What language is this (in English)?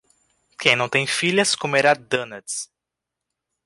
Portuguese